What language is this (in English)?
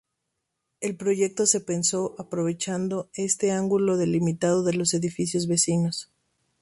Spanish